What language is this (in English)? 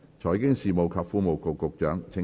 Cantonese